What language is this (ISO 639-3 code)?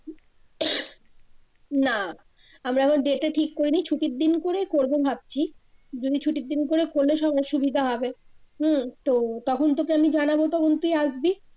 ben